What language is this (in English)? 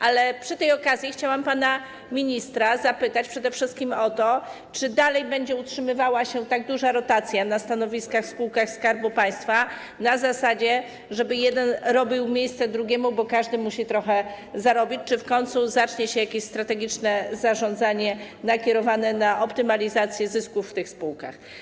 Polish